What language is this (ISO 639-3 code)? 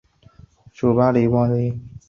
zho